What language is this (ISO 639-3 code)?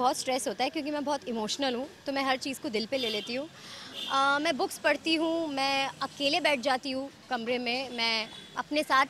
hin